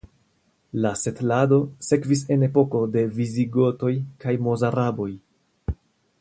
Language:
Esperanto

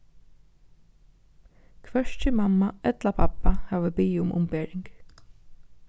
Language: Faroese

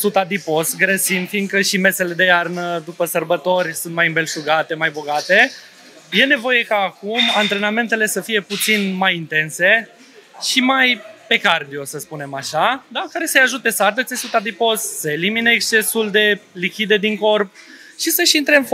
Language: Romanian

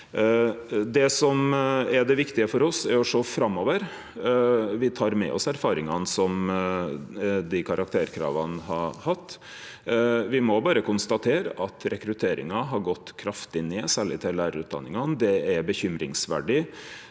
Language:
Norwegian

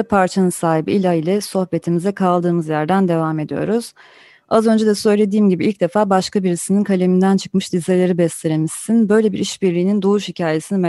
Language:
Turkish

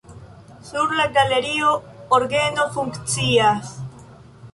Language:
Esperanto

